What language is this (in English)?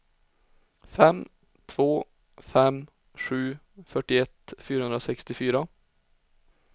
Swedish